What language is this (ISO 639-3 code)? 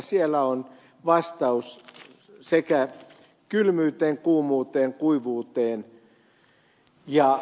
fin